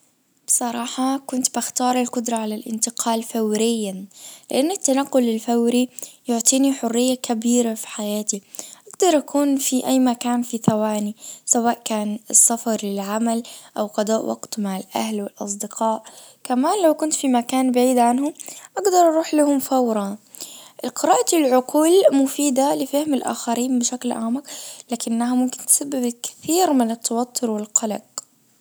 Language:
Najdi Arabic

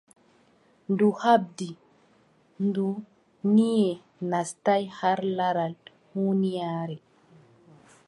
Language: Adamawa Fulfulde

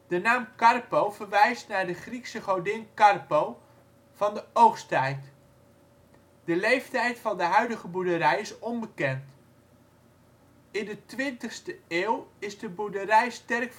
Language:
Dutch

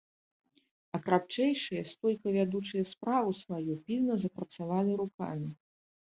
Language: Belarusian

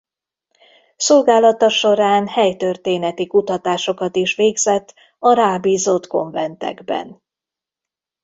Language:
Hungarian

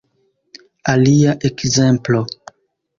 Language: Esperanto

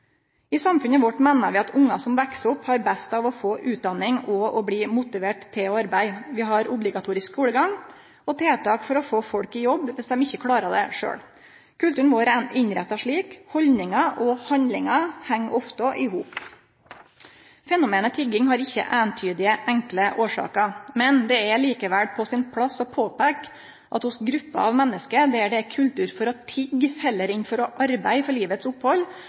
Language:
Norwegian Nynorsk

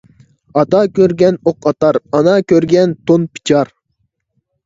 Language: Uyghur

